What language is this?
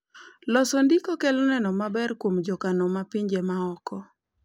Luo (Kenya and Tanzania)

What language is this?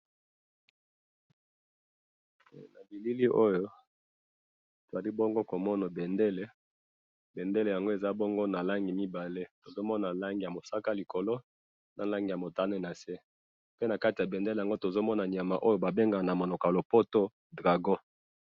Lingala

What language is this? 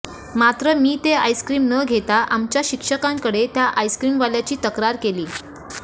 Marathi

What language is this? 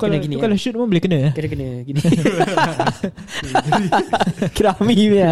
Malay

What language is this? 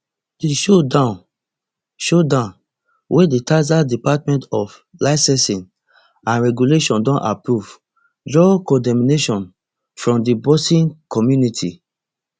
Nigerian Pidgin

